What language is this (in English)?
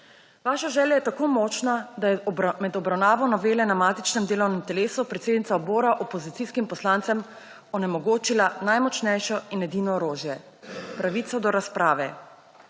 Slovenian